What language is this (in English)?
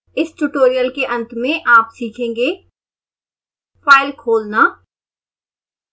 Hindi